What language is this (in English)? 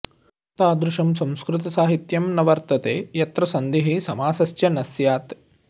Sanskrit